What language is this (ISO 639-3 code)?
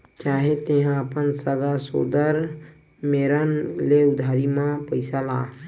hne